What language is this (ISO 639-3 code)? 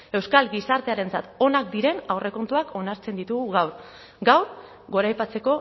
eus